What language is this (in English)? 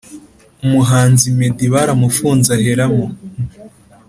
Kinyarwanda